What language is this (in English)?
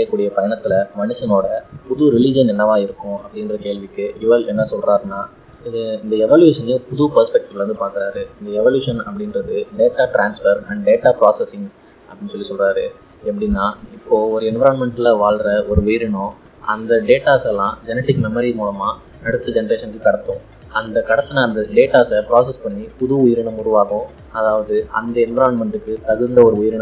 Tamil